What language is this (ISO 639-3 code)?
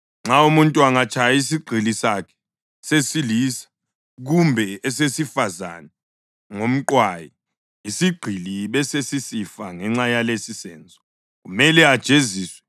nde